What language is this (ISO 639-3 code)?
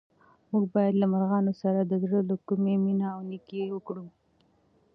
pus